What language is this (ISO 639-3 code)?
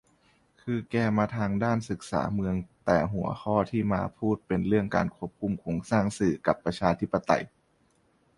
tha